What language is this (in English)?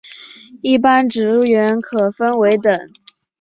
Chinese